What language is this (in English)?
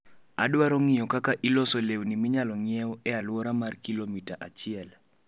Luo (Kenya and Tanzania)